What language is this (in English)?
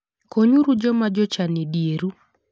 Luo (Kenya and Tanzania)